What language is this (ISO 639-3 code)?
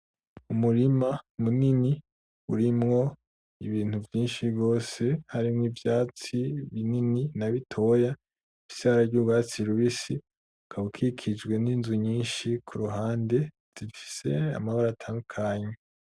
run